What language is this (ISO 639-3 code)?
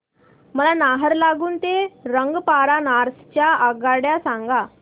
mar